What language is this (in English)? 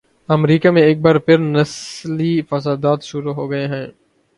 Urdu